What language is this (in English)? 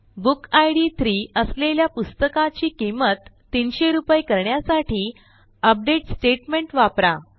Marathi